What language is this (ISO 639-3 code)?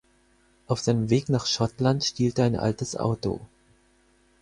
deu